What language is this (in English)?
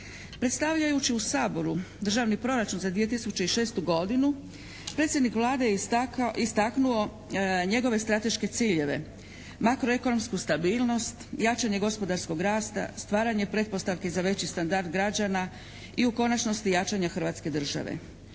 Croatian